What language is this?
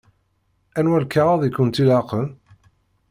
Kabyle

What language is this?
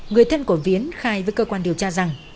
Vietnamese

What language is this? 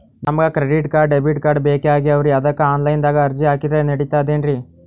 Kannada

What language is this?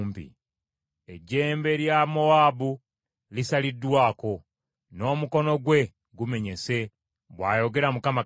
Ganda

